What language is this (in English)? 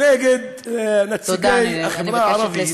Hebrew